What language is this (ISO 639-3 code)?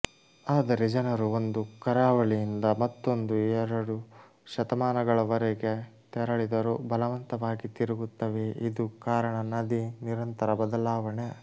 kan